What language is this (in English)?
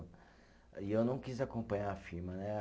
Portuguese